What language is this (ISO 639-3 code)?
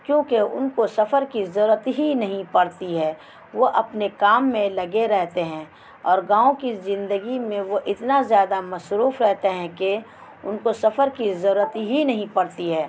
urd